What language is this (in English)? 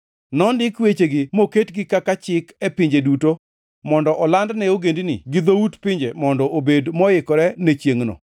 Luo (Kenya and Tanzania)